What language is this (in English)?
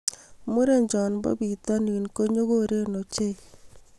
Kalenjin